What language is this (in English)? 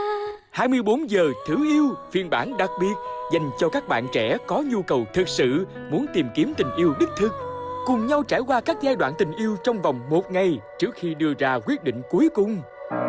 Vietnamese